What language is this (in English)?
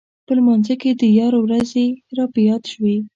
Pashto